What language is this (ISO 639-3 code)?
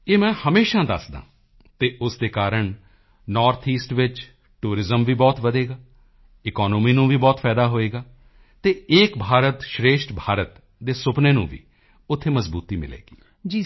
pan